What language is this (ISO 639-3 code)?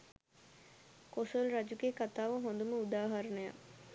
sin